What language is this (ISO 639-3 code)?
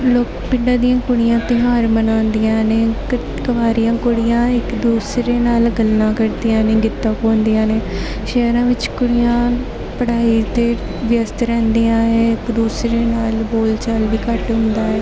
pan